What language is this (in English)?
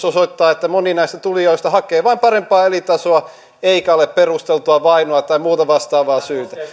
Finnish